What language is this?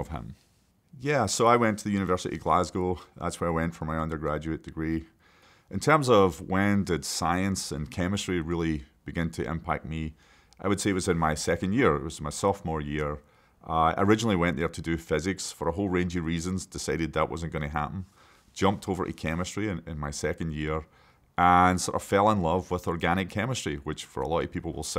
English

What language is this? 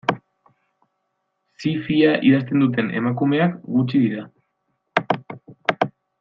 Basque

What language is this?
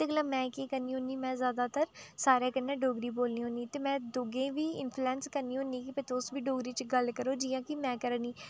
Dogri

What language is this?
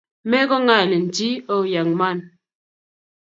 Kalenjin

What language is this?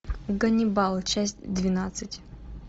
Russian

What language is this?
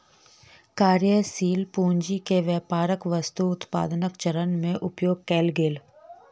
Maithili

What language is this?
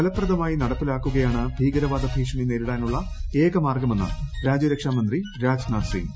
Malayalam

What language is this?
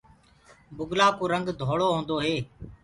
Gurgula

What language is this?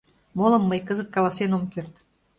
Mari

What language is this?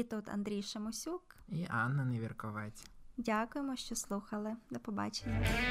Ukrainian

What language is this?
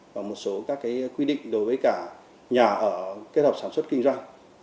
Vietnamese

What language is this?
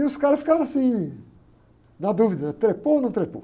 Portuguese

